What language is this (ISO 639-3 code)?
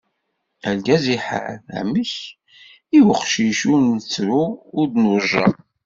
kab